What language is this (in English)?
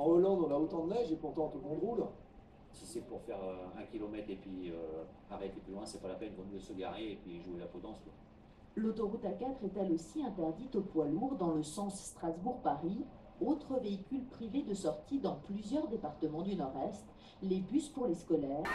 French